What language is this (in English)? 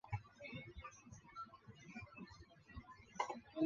Chinese